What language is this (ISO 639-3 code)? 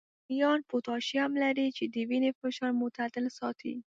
pus